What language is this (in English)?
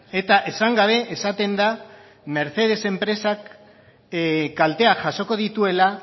Basque